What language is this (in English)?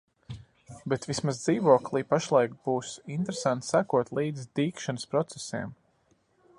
Latvian